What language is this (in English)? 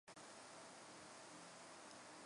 Chinese